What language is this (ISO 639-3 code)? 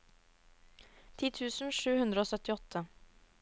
nor